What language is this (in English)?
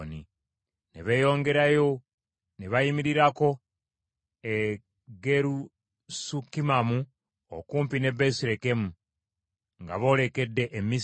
Ganda